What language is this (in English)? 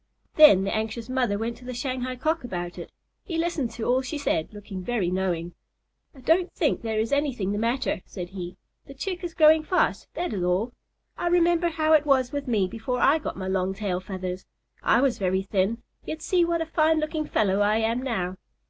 English